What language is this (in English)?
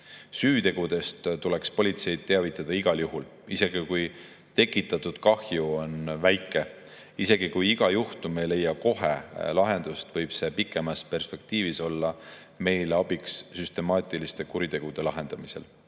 Estonian